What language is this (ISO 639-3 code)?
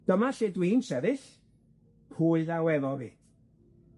cym